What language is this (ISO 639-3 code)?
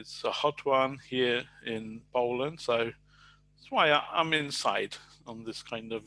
eng